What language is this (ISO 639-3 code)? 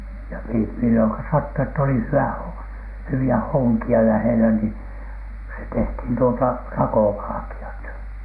fin